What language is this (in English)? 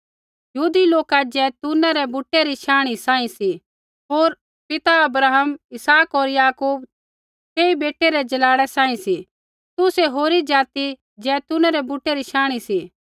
Kullu Pahari